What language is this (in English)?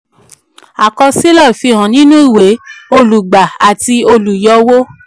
Yoruba